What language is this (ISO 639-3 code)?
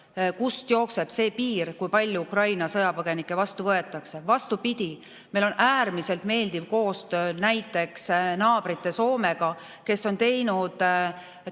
est